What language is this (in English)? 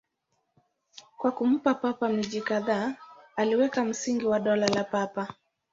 Swahili